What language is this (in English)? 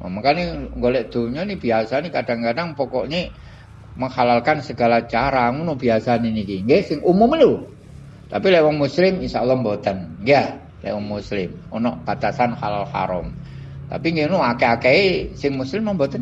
Indonesian